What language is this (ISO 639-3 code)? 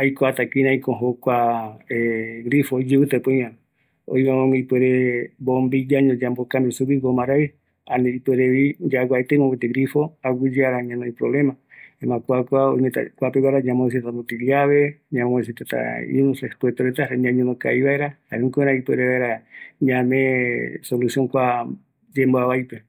gui